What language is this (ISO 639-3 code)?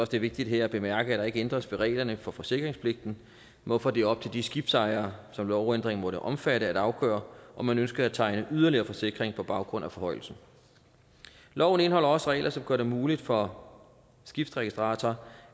dan